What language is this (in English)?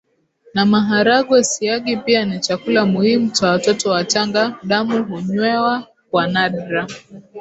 Swahili